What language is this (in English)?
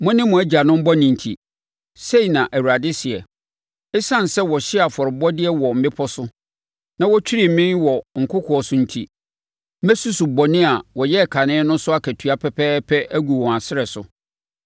Akan